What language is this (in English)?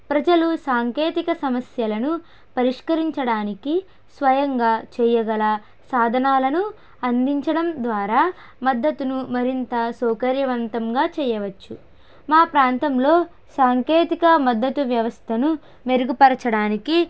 Telugu